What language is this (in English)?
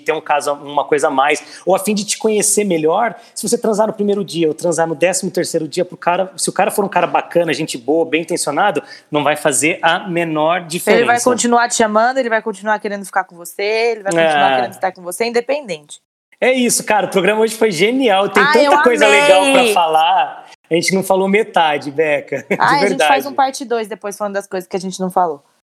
Portuguese